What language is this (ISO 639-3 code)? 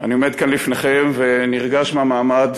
heb